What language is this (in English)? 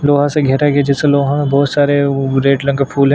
Hindi